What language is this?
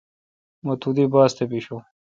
Kalkoti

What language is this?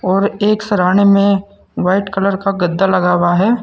Hindi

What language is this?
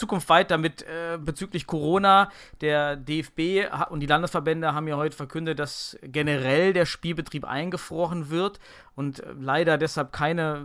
German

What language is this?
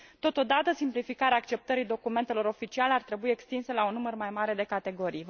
Romanian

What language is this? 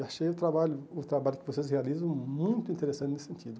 Portuguese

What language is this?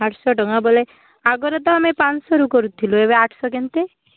Odia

